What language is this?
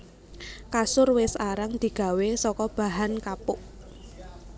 Javanese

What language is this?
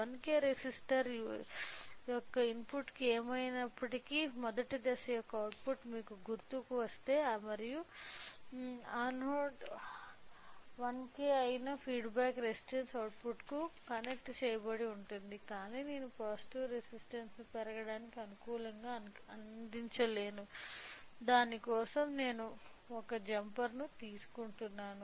Telugu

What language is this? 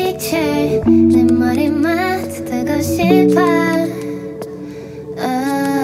Polish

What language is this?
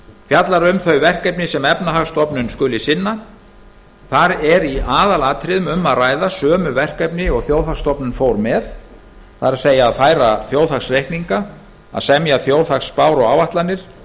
Icelandic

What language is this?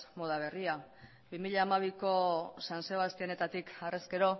Basque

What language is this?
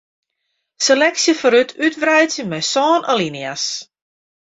Western Frisian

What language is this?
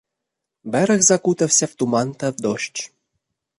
Ukrainian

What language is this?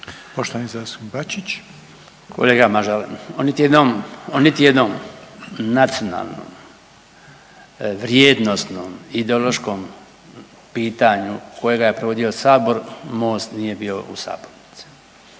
Croatian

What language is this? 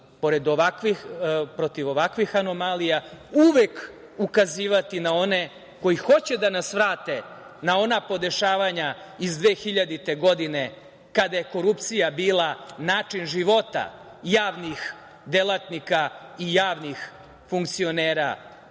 Serbian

